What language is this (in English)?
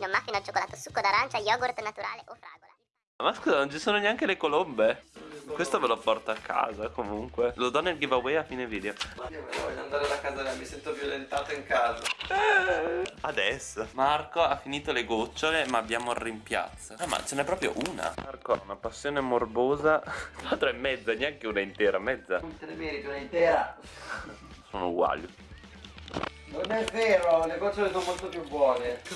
Italian